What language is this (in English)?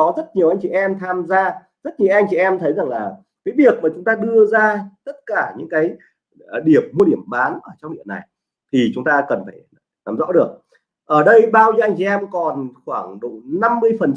Vietnamese